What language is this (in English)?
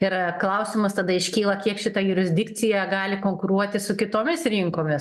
Lithuanian